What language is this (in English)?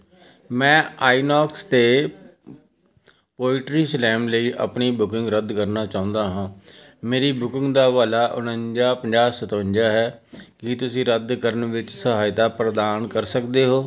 Punjabi